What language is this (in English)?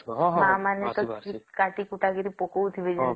Odia